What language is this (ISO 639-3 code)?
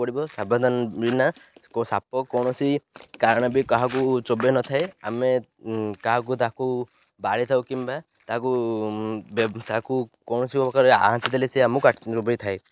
ori